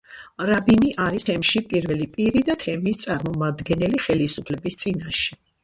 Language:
Georgian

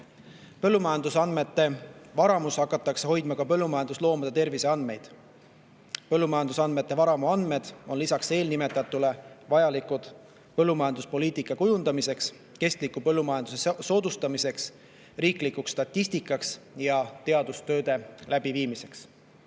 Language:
Estonian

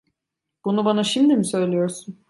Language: Turkish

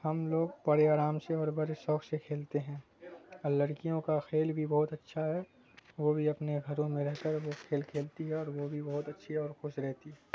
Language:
Urdu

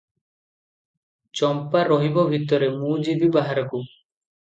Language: Odia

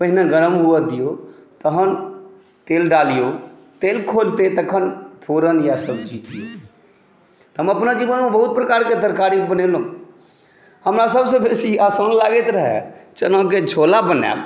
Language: Maithili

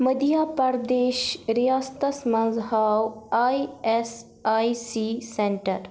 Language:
Kashmiri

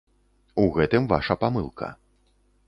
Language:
Belarusian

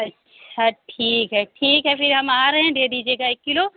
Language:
Urdu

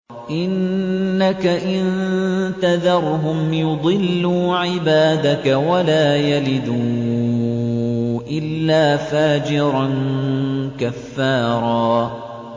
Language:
Arabic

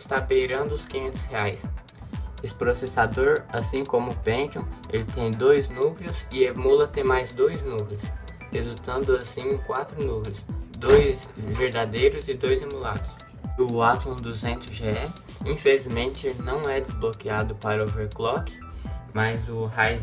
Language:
Portuguese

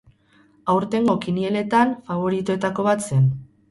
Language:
Basque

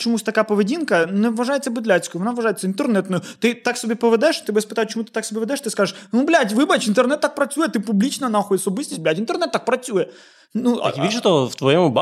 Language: Ukrainian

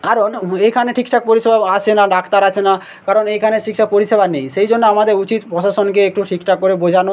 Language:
Bangla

